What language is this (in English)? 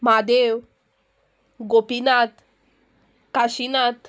Konkani